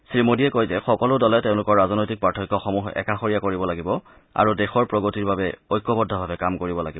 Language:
Assamese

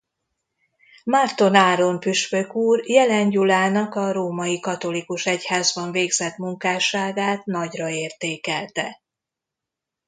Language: Hungarian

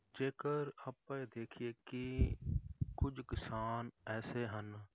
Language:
Punjabi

